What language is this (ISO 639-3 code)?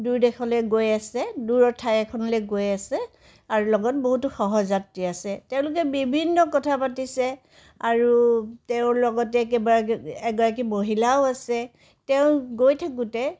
asm